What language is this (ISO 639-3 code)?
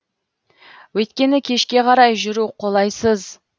kaz